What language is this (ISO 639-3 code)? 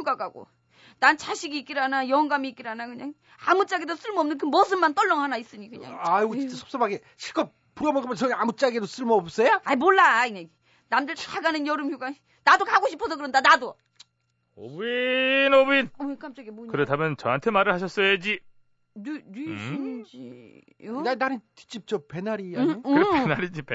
kor